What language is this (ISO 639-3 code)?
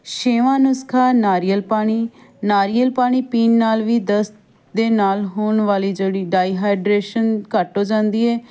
pan